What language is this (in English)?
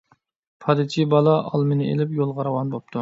Uyghur